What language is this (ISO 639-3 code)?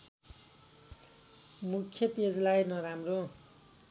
nep